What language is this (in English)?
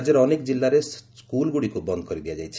Odia